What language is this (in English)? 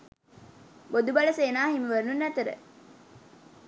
Sinhala